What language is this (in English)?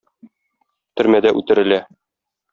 Tatar